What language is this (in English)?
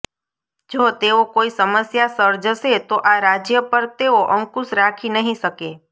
Gujarati